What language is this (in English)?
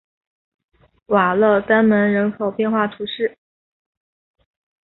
Chinese